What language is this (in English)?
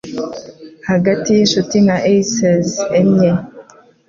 Kinyarwanda